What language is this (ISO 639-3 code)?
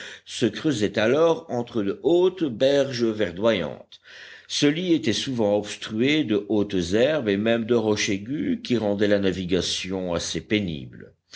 fra